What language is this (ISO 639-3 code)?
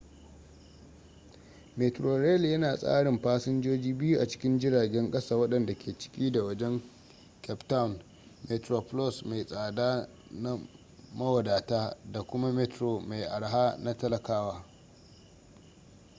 hau